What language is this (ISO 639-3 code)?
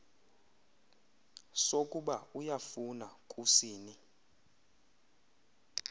xho